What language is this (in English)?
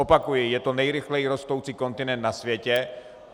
Czech